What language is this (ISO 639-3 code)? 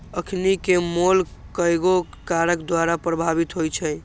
mag